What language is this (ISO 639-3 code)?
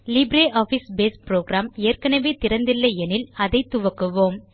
tam